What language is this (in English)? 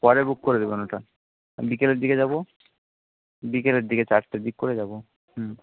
Bangla